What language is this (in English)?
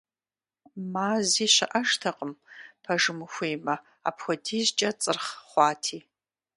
Kabardian